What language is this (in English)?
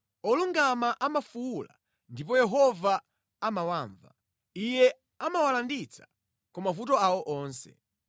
Nyanja